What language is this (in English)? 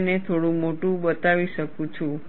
Gujarati